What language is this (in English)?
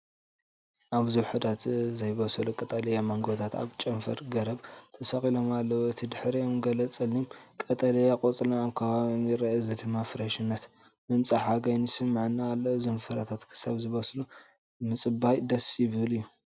Tigrinya